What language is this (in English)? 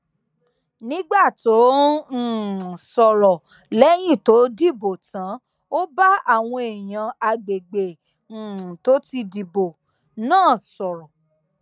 Yoruba